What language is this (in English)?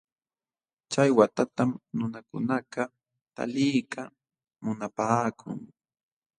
Jauja Wanca Quechua